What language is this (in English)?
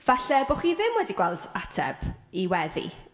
Welsh